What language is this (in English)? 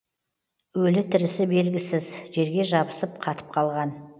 Kazakh